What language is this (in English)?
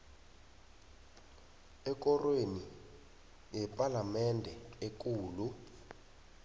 South Ndebele